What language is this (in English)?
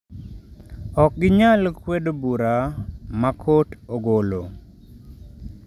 Luo (Kenya and Tanzania)